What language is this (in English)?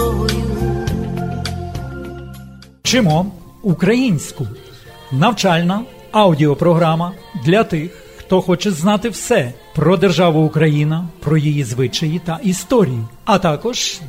Ukrainian